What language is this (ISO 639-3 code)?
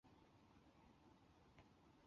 zho